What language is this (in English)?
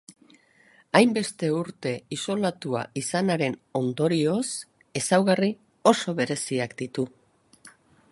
Basque